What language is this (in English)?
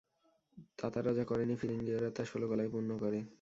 Bangla